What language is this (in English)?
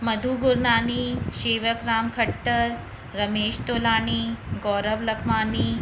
Sindhi